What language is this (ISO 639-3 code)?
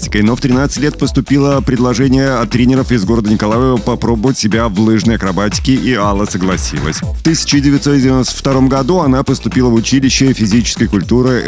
rus